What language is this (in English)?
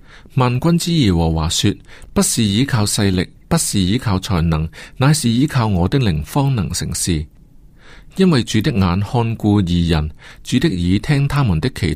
Chinese